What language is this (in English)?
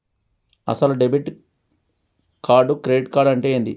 Telugu